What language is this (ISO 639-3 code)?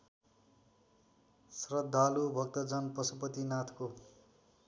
nep